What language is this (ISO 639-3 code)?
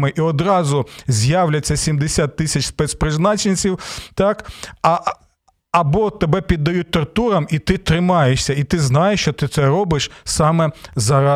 ukr